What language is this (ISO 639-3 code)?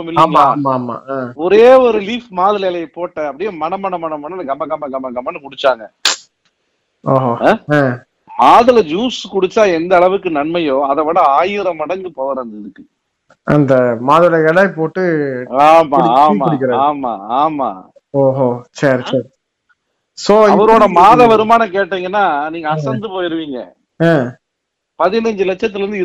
tam